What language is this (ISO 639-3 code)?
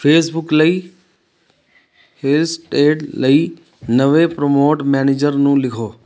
pan